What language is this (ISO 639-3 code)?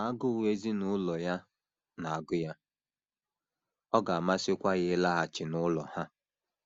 ibo